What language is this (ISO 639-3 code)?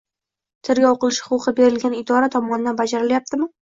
uzb